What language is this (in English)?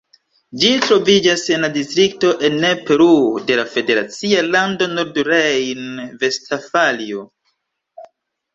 Esperanto